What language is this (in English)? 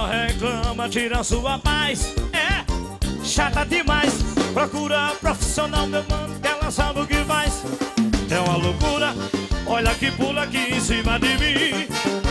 Portuguese